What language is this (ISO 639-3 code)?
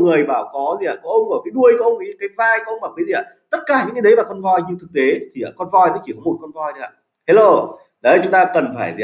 vie